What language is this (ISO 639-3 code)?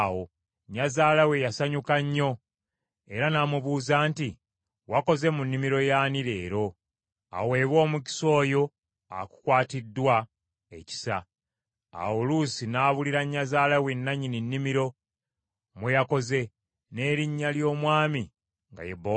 lug